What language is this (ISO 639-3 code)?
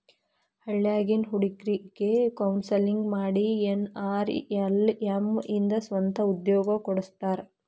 kan